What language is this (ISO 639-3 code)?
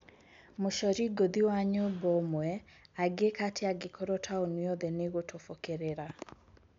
kik